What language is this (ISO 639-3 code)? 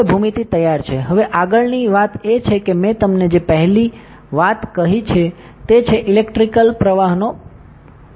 guj